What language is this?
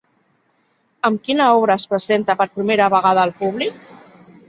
Catalan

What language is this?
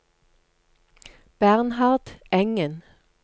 Norwegian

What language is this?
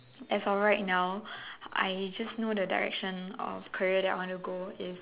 English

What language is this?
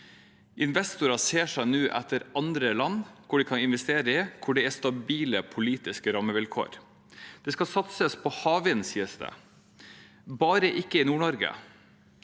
Norwegian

